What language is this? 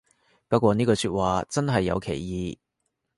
Cantonese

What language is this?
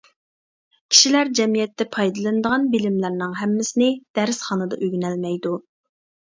Uyghur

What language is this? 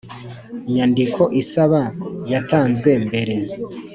Kinyarwanda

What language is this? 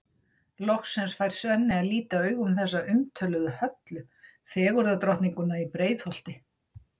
Icelandic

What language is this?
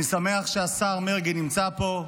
Hebrew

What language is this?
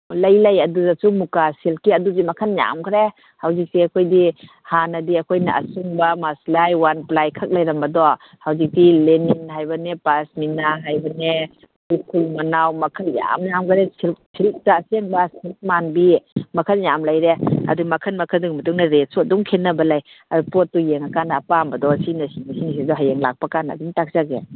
Manipuri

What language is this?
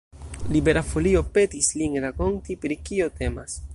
Esperanto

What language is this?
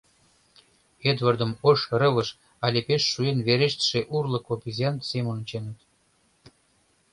Mari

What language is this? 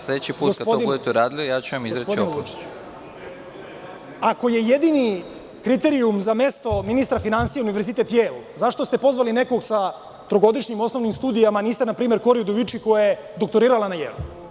Serbian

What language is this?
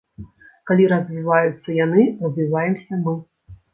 Belarusian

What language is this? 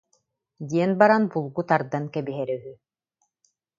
Yakut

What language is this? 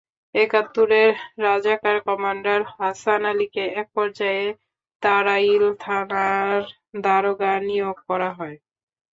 Bangla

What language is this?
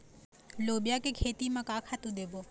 Chhattisgarhi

